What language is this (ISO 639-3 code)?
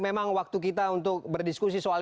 ind